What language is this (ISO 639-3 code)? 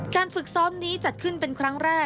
tha